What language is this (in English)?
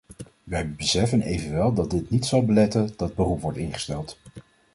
Dutch